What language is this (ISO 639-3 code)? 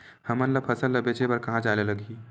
hne